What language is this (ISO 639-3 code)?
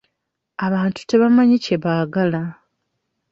lug